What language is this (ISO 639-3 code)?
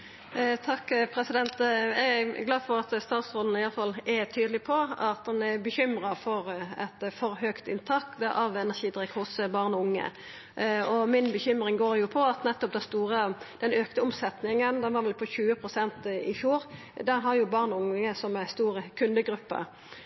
nno